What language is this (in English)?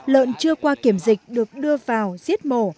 Vietnamese